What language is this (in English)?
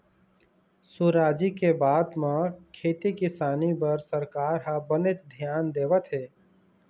Chhattisgarhi